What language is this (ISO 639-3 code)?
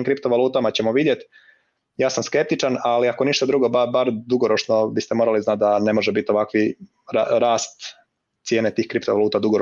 hrv